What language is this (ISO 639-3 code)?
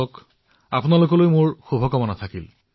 asm